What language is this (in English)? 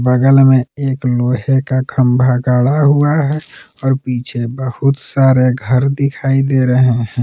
Hindi